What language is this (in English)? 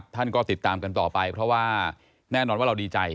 Thai